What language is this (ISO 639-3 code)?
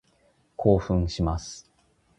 jpn